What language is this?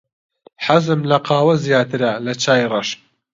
Central Kurdish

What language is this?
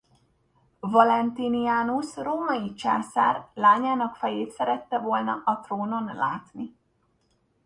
Hungarian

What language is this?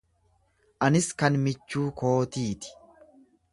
Oromo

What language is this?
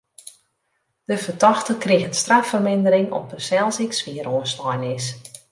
Western Frisian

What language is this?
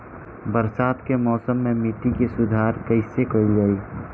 Bhojpuri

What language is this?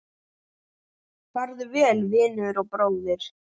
Icelandic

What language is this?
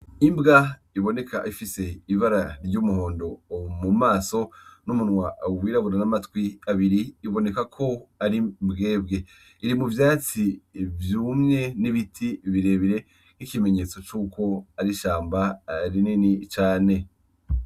Rundi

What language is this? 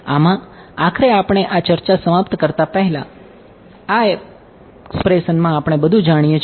Gujarati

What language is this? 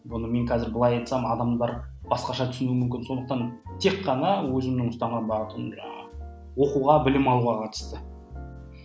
Kazakh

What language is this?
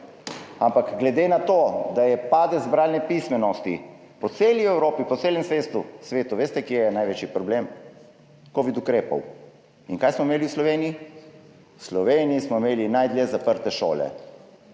Slovenian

